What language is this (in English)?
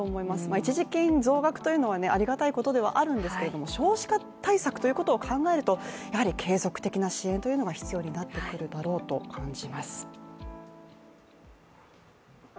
Japanese